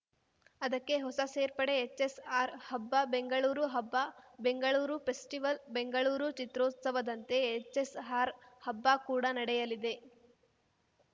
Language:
Kannada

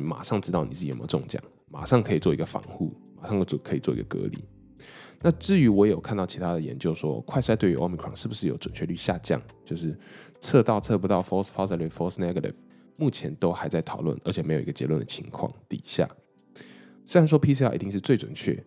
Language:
Chinese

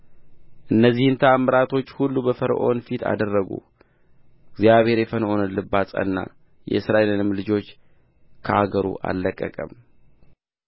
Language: Amharic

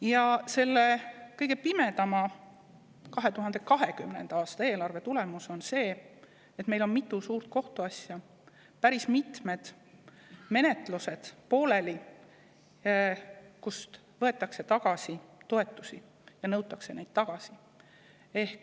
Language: Estonian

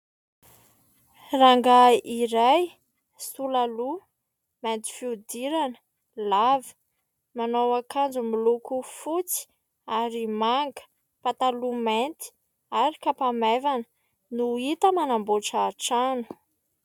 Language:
Malagasy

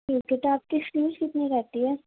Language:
Urdu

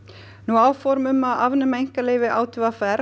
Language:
Icelandic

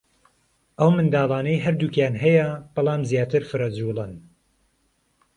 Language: Central Kurdish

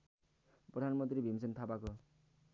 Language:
Nepali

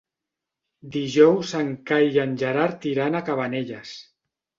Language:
Catalan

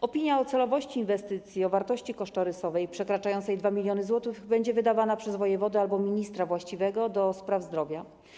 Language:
Polish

